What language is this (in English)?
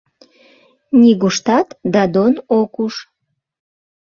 Mari